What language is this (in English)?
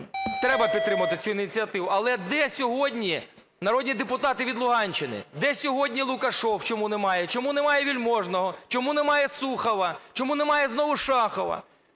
Ukrainian